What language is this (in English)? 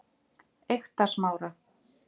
Icelandic